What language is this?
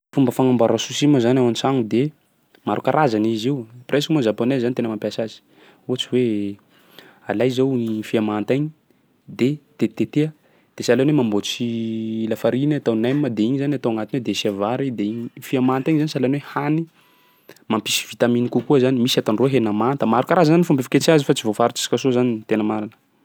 Sakalava Malagasy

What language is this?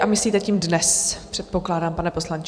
Czech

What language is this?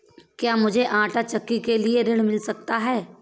Hindi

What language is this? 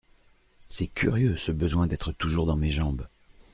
French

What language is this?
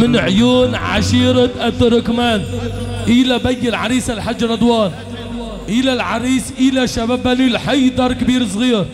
Arabic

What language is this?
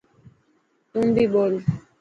Dhatki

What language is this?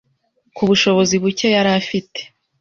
Kinyarwanda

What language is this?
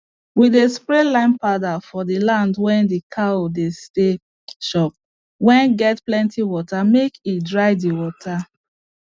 Nigerian Pidgin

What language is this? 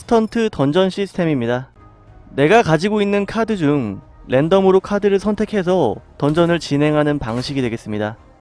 Korean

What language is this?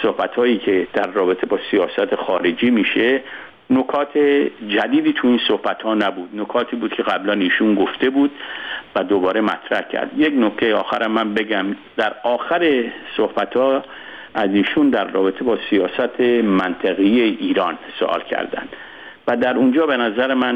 Persian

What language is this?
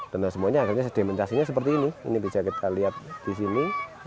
Indonesian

